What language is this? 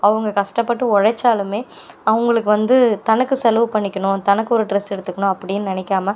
Tamil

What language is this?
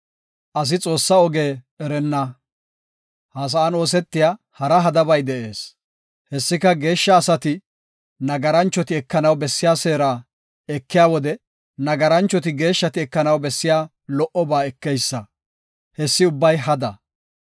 Gofa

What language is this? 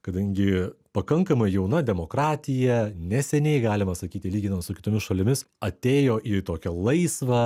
Lithuanian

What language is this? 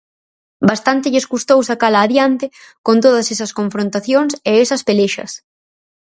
Galician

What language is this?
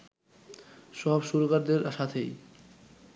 Bangla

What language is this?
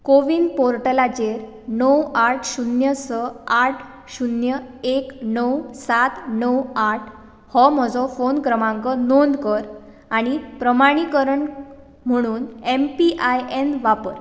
Konkani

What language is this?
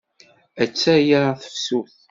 Kabyle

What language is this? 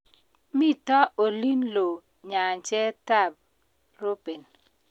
Kalenjin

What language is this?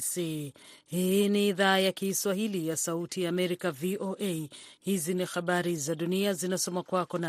Swahili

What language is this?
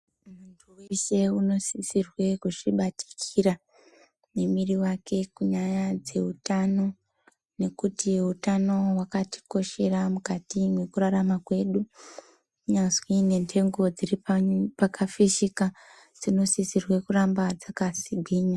Ndau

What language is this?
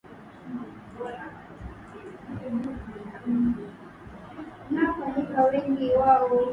Swahili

